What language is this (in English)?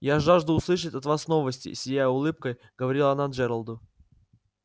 Russian